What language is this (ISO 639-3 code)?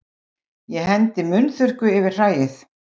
isl